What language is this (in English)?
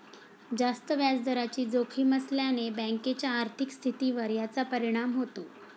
Marathi